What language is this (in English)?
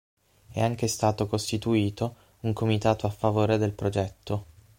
Italian